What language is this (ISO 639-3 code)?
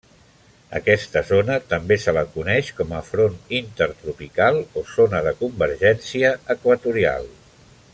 cat